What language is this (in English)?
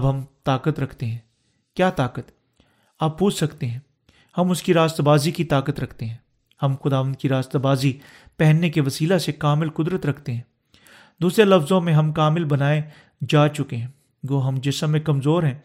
Urdu